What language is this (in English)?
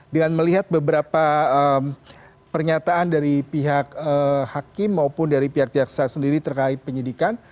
Indonesian